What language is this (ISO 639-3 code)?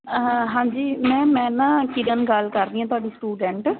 pan